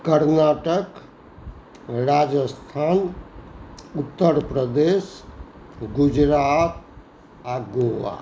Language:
Maithili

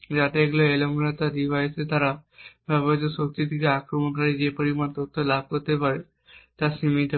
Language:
Bangla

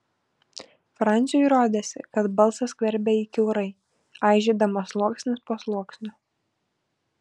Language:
Lithuanian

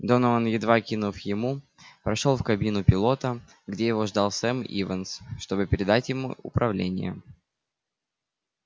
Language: Russian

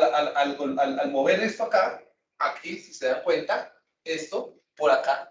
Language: Spanish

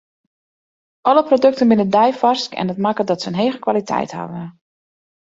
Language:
Western Frisian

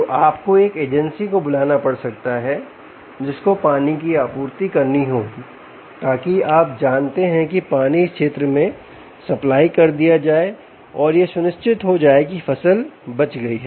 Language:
Hindi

